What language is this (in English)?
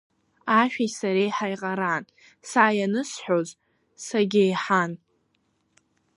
Abkhazian